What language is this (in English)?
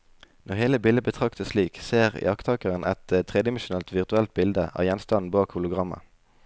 Norwegian